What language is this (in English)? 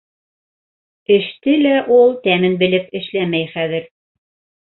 Bashkir